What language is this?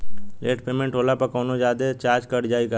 Bhojpuri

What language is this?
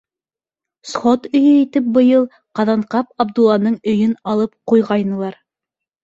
Bashkir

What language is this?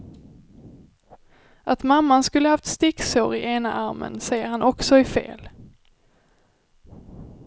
Swedish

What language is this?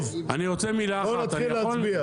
Hebrew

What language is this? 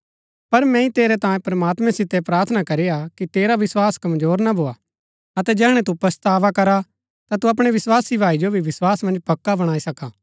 Gaddi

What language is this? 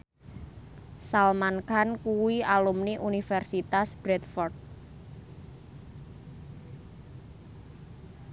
Javanese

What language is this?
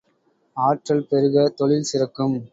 Tamil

